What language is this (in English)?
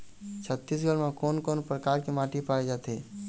Chhattisgarhi